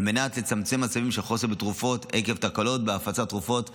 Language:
Hebrew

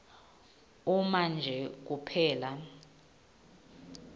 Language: Swati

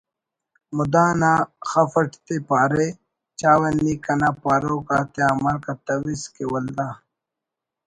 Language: Brahui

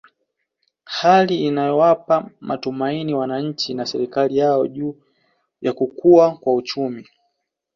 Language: Swahili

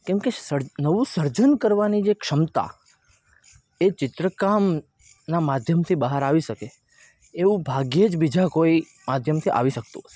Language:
Gujarati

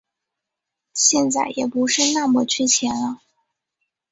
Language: Chinese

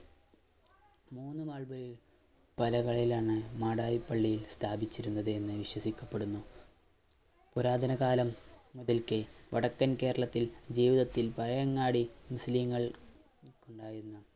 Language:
Malayalam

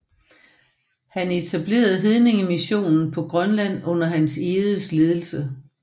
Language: Danish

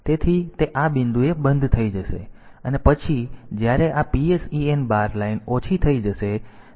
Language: Gujarati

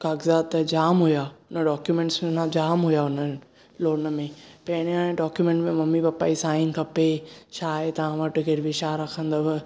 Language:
Sindhi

